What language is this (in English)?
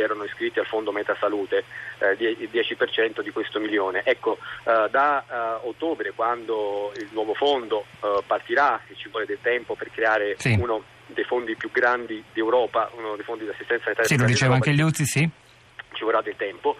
Italian